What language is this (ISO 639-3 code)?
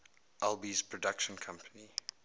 eng